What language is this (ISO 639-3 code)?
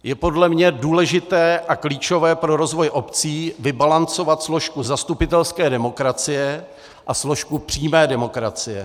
ces